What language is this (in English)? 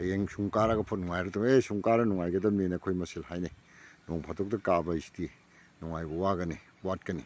Manipuri